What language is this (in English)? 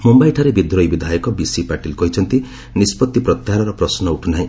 Odia